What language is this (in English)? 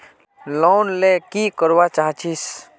Magahi